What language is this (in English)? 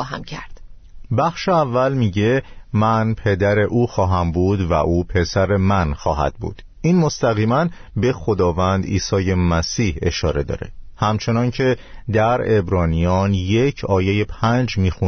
Persian